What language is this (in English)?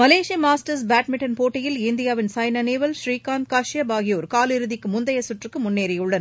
Tamil